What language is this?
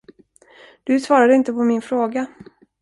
Swedish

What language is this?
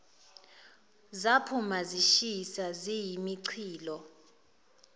Zulu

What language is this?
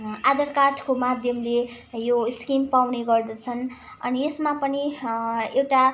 Nepali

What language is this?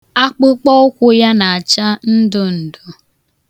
Igbo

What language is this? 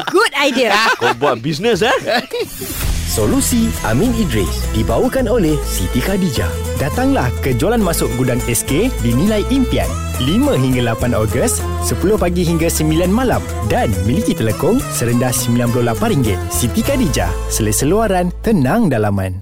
Malay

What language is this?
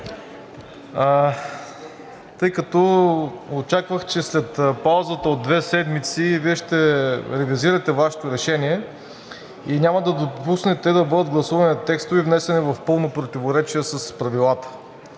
Bulgarian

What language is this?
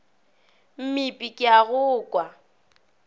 Northern Sotho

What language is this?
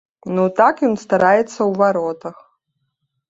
Belarusian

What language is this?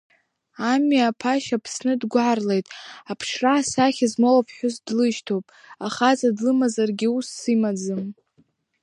Abkhazian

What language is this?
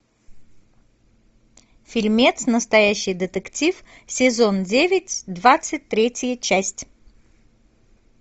Russian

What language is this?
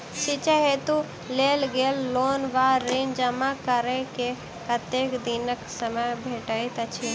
Maithili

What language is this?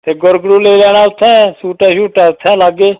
Dogri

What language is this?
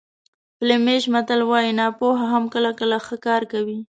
Pashto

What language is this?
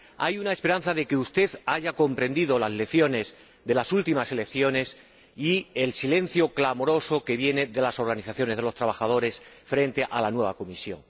Spanish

